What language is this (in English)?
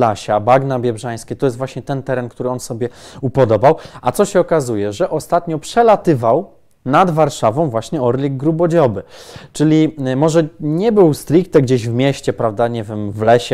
Polish